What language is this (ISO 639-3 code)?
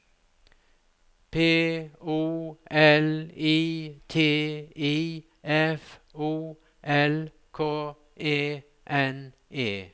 nor